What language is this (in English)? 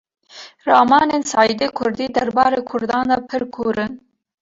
Kurdish